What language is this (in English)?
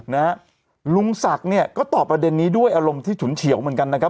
Thai